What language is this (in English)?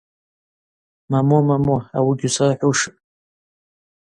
Abaza